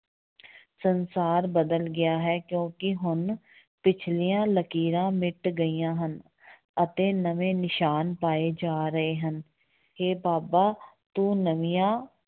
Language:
Punjabi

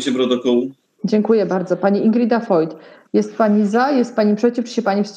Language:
Polish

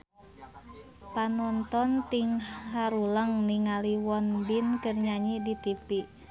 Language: Sundanese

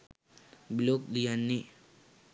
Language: Sinhala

